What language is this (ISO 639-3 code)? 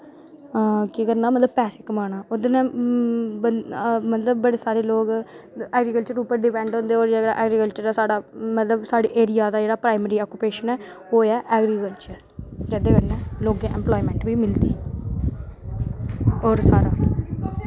doi